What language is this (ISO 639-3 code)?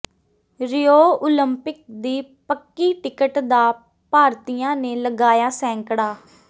pan